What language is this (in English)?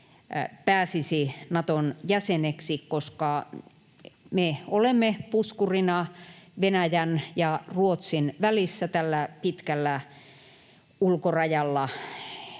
Finnish